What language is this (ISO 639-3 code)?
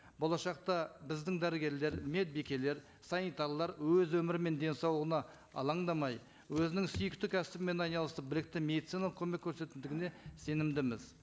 kaz